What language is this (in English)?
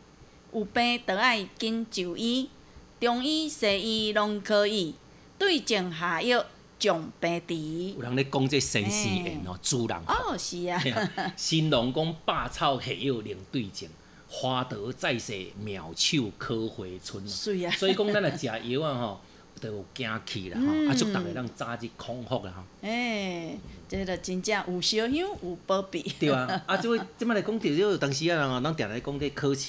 Chinese